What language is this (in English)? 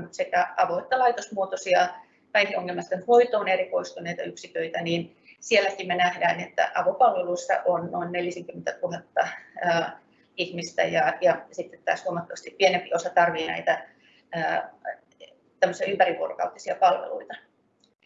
Finnish